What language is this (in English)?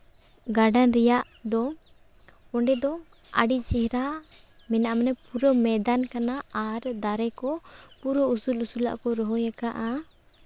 Santali